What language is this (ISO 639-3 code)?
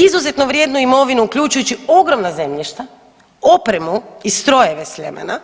hrv